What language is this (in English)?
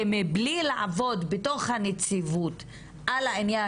Hebrew